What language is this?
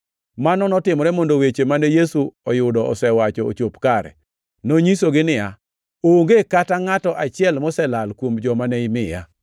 Luo (Kenya and Tanzania)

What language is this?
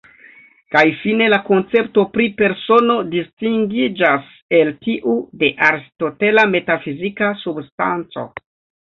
Esperanto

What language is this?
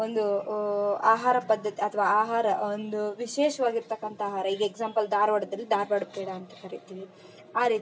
Kannada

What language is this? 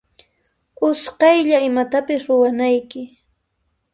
Puno Quechua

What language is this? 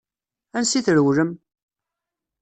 Kabyle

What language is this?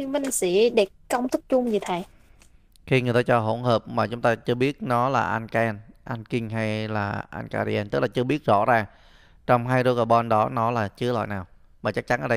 Vietnamese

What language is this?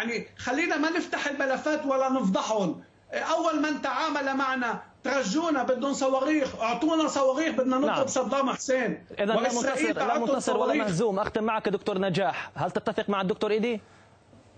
Arabic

